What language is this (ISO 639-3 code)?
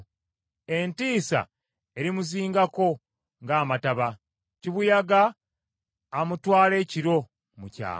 lug